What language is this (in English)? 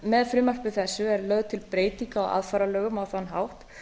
Icelandic